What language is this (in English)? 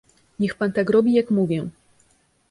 Polish